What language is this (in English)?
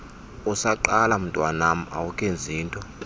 Xhosa